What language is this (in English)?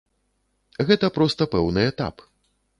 Belarusian